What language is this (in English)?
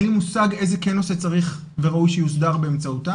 Hebrew